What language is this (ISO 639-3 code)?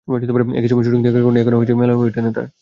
ben